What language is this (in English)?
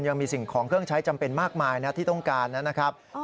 Thai